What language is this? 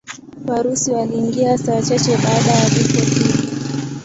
Swahili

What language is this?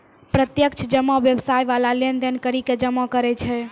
Maithili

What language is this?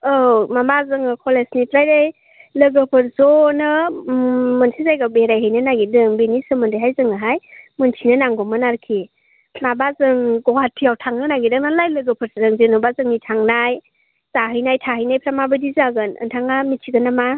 Bodo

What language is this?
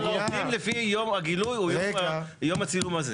Hebrew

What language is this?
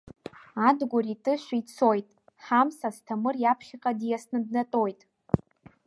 Abkhazian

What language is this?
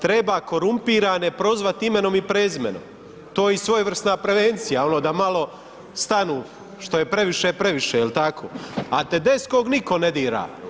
Croatian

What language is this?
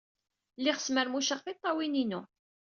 Kabyle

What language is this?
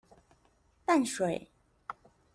Chinese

